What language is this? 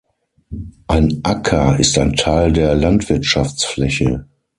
German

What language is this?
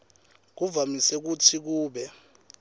Swati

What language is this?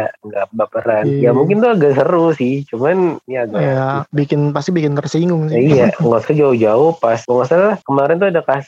Indonesian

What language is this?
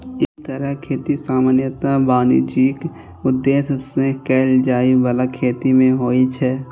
Maithili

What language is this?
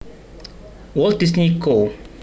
Javanese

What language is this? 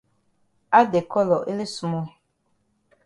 Cameroon Pidgin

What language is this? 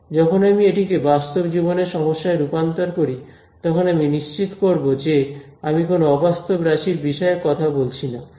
Bangla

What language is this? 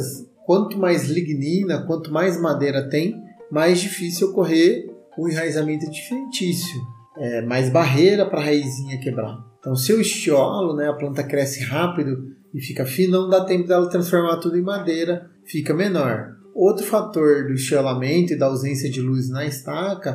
Portuguese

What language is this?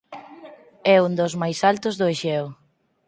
Galician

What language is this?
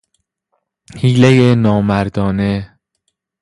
Persian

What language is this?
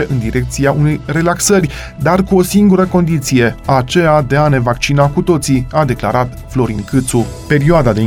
Romanian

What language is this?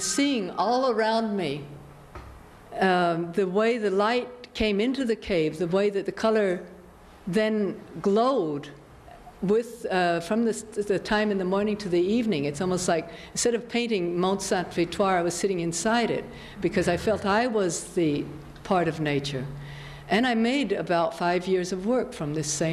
English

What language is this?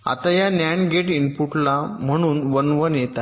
Marathi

